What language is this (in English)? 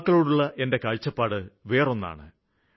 Malayalam